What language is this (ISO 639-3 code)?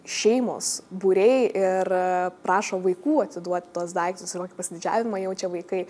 lit